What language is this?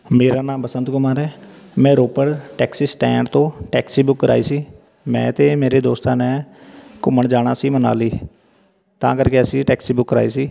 Punjabi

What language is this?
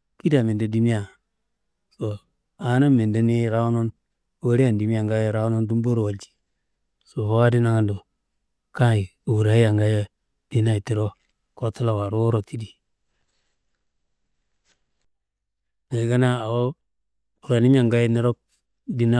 Kanembu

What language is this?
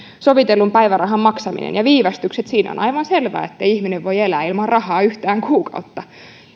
Finnish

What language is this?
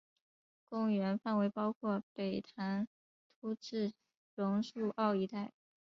Chinese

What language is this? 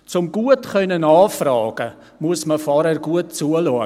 Swiss German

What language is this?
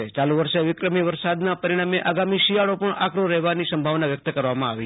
Gujarati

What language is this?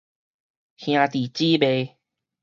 Min Nan Chinese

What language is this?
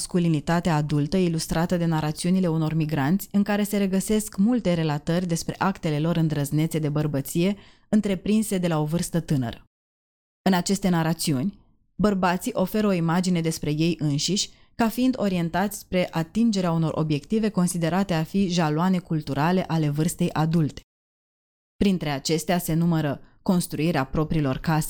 Romanian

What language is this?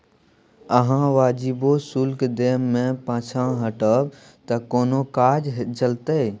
Maithili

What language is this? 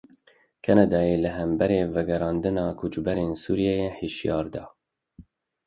Kurdish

